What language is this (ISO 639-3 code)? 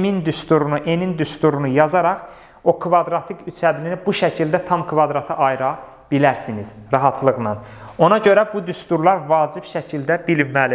tur